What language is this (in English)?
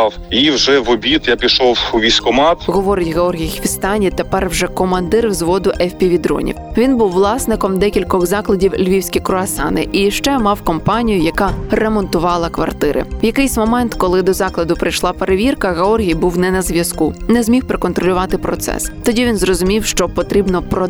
Ukrainian